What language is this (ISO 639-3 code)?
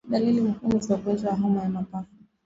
swa